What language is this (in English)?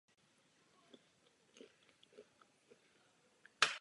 Czech